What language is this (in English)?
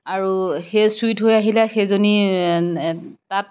Assamese